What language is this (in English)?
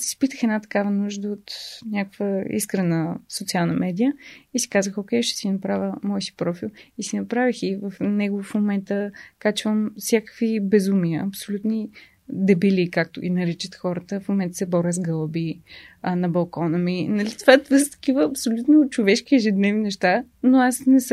Bulgarian